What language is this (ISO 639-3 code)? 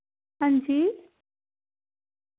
doi